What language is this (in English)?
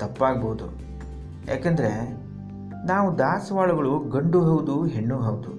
Kannada